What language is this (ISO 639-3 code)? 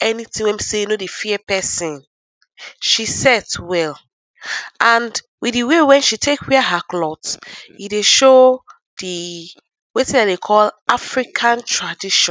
pcm